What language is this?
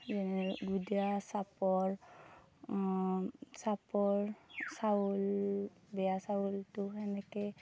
Assamese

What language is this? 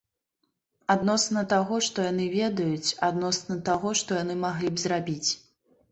Belarusian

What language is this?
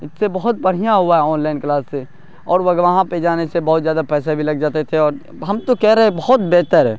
Urdu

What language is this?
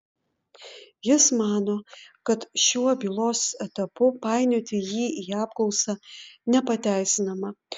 Lithuanian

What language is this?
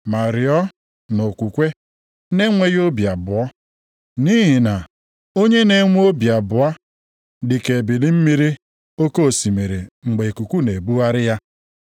Igbo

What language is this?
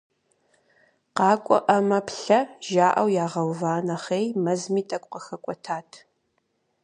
Kabardian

